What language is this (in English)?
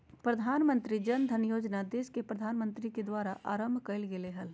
Magahi